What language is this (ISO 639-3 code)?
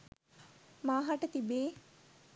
sin